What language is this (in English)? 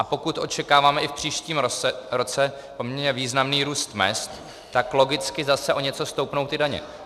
Czech